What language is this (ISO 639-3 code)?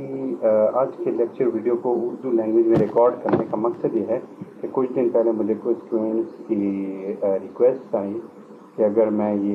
hin